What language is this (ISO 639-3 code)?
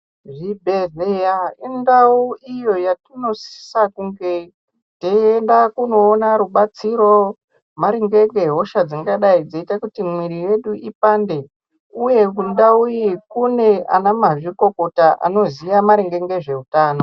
ndc